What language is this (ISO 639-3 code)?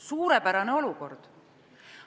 est